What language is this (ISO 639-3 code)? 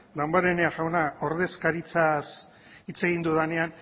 eus